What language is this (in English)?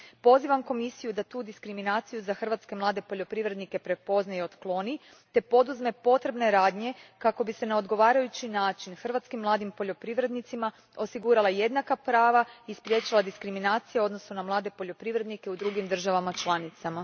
Croatian